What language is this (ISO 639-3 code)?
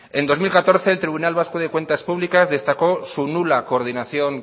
spa